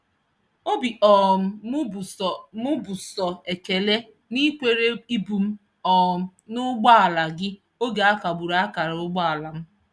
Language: Igbo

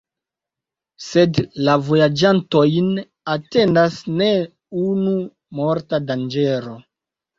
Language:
Esperanto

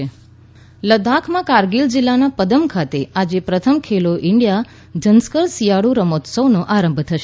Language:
Gujarati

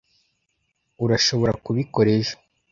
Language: Kinyarwanda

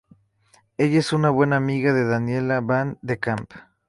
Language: Spanish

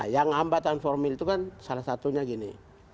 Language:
Indonesian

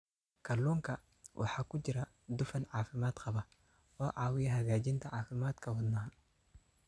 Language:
Somali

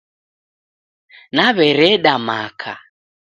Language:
Taita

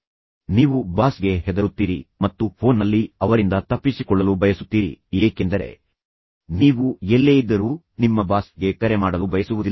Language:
Kannada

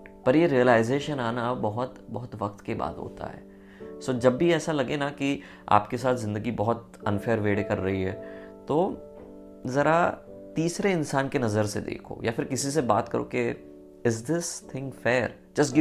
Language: Hindi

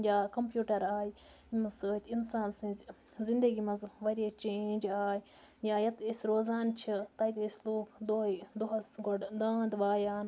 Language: Kashmiri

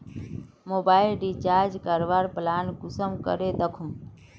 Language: Magahi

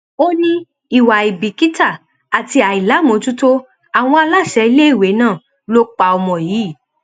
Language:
Yoruba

